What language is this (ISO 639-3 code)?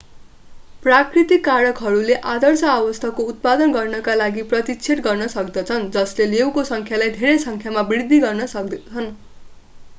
nep